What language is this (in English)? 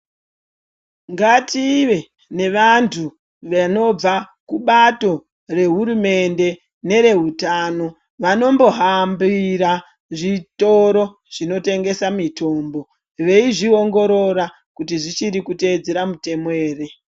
Ndau